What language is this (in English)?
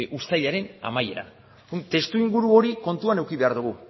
Basque